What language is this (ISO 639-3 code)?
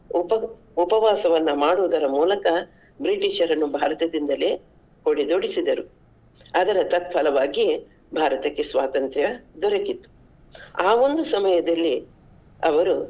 kan